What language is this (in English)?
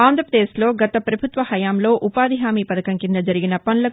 Telugu